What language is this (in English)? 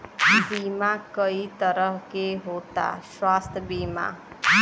Bhojpuri